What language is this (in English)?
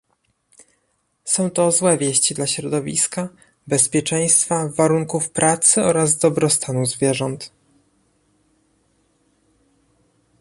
Polish